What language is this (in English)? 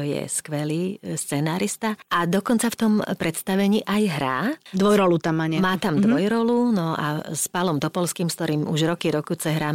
Slovak